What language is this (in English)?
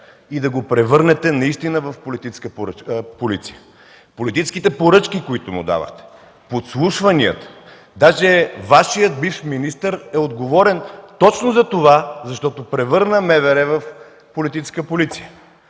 Bulgarian